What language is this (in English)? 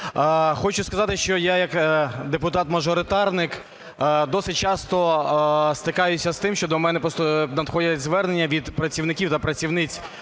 Ukrainian